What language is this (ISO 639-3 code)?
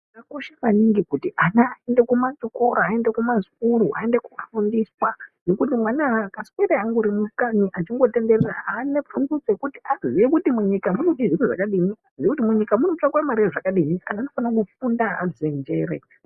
ndc